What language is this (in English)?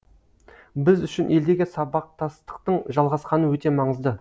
Kazakh